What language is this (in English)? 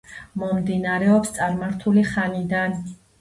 Georgian